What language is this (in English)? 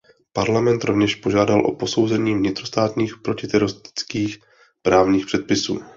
Czech